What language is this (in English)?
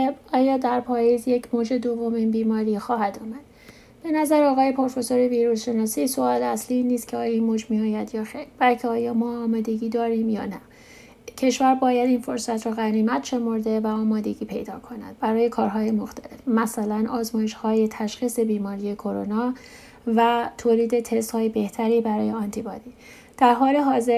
Persian